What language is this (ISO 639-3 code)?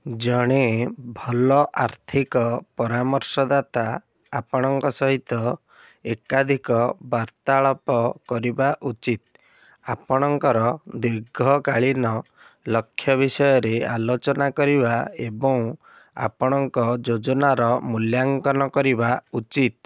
ori